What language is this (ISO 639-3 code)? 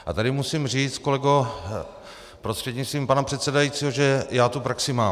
ces